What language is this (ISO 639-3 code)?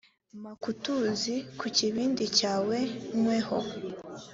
kin